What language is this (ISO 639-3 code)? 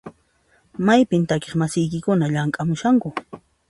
qxp